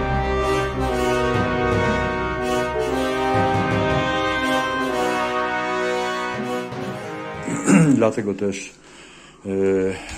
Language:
Polish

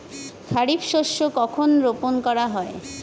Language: Bangla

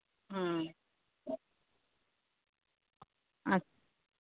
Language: Bangla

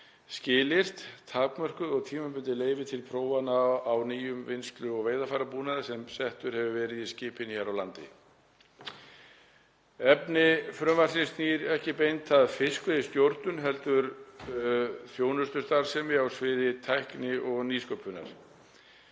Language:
Icelandic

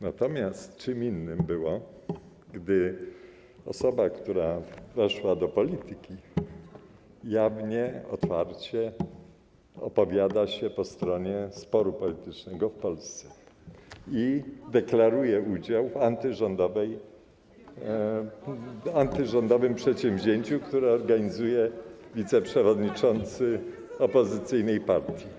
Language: Polish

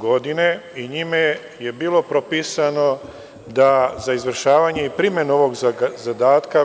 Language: Serbian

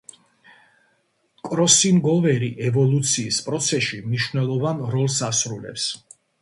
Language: Georgian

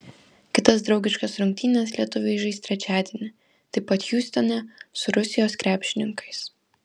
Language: Lithuanian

